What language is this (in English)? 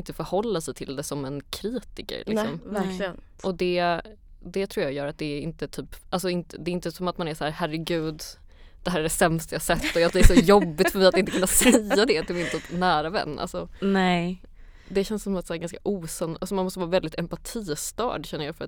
Swedish